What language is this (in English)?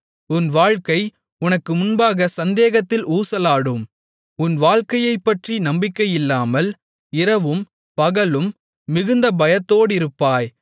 Tamil